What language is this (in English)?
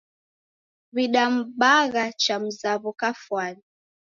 Taita